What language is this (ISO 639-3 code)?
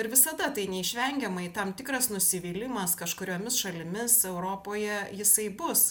lit